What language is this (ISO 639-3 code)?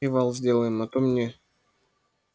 rus